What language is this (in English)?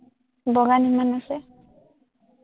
Assamese